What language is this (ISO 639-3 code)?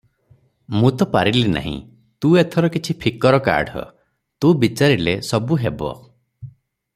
ori